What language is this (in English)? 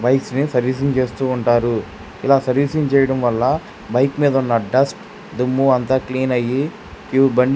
Telugu